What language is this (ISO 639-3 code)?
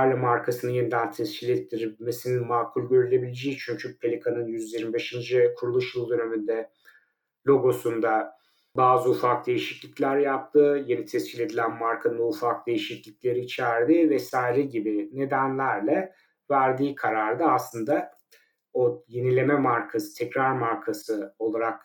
tur